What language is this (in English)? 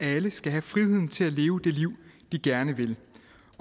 Danish